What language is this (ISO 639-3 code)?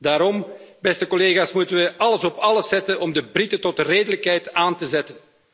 nld